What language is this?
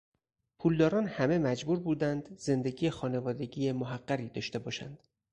Persian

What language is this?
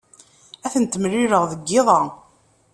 Kabyle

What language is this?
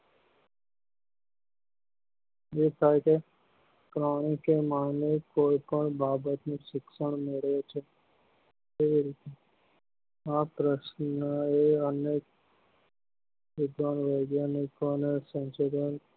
Gujarati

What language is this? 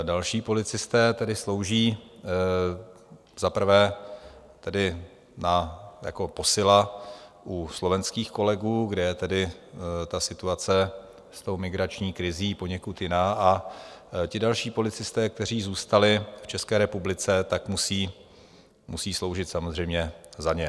Czech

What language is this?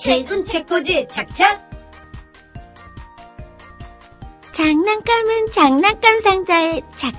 Korean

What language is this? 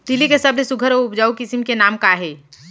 Chhattisgarhi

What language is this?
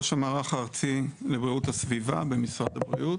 Hebrew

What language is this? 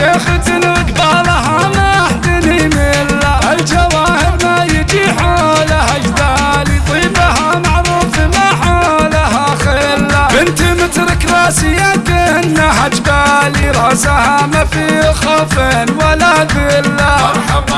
Arabic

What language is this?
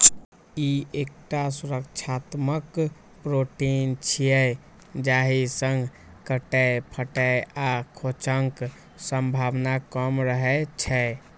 Maithili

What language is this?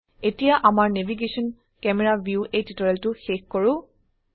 Assamese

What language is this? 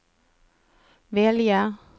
Swedish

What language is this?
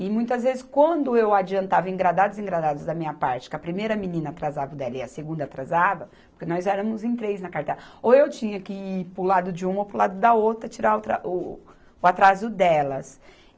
Portuguese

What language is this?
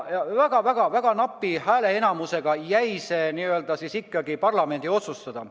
Estonian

